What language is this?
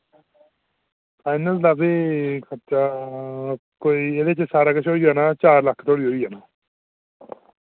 Dogri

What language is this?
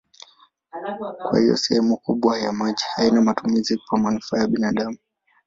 Swahili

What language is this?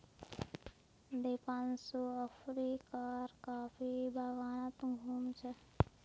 Magahi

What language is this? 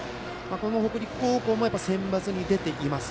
Japanese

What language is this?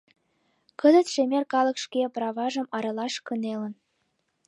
Mari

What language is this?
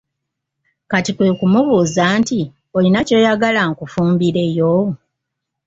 Ganda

